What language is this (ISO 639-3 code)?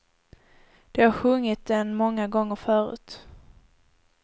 swe